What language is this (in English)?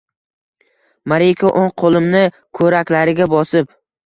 Uzbek